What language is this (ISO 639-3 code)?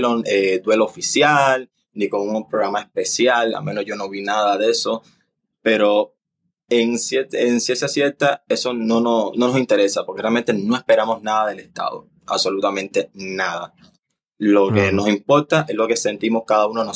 spa